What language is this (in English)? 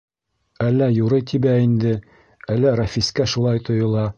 Bashkir